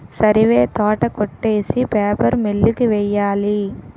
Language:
Telugu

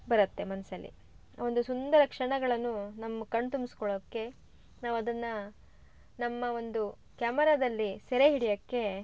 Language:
Kannada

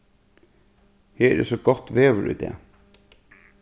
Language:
Faroese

